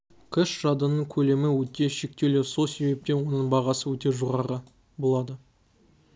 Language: Kazakh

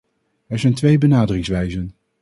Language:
Dutch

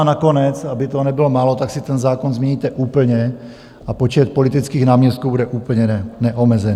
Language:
Czech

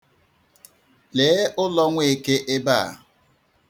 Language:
Igbo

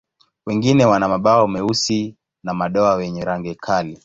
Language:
Swahili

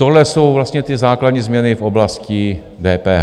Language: Czech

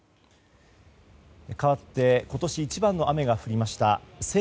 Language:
Japanese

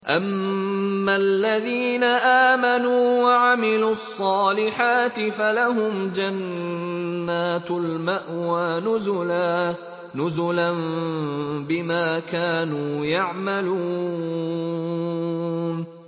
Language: Arabic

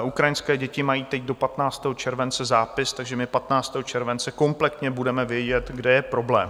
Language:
Czech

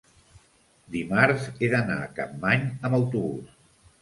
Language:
Catalan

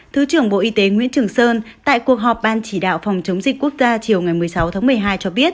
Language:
Vietnamese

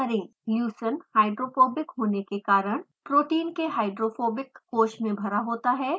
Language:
Hindi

